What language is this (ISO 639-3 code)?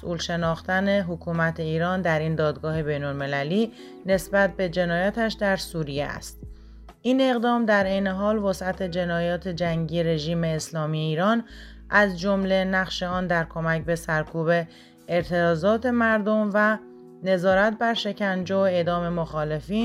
fas